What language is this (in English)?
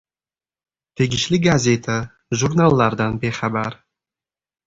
Uzbek